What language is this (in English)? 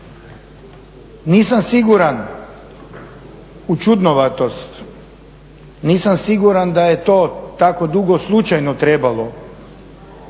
Croatian